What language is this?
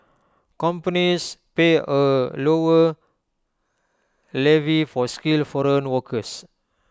English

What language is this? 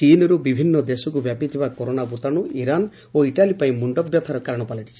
Odia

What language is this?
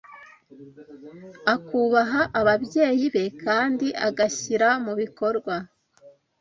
Kinyarwanda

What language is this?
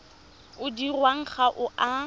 Tswana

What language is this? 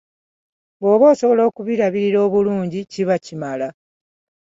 Ganda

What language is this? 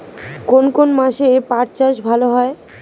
Bangla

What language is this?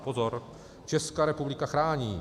Czech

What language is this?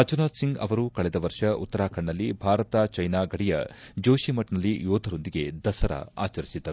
Kannada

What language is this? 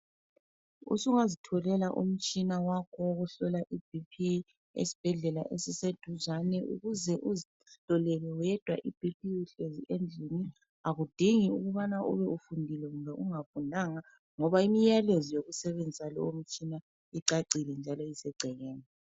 North Ndebele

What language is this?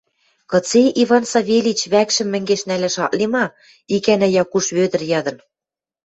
Western Mari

